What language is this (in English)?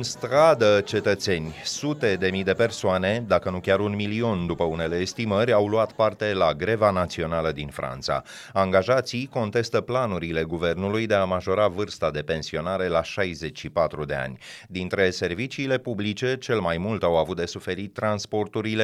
Romanian